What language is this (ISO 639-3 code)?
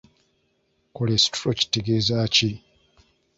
lug